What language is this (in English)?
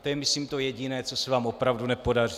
Czech